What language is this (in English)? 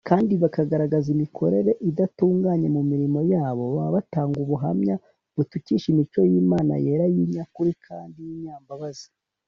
Kinyarwanda